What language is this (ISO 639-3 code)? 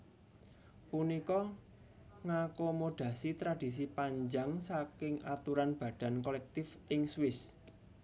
jav